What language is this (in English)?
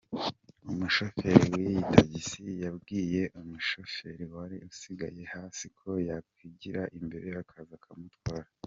Kinyarwanda